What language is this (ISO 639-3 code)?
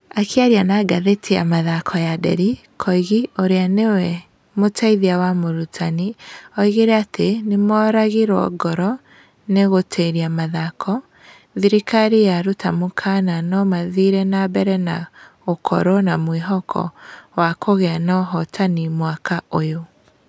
kik